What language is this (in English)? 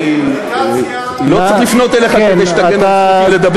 Hebrew